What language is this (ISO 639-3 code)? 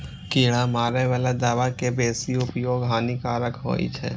mai